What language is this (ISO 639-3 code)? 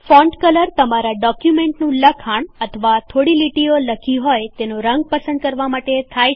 guj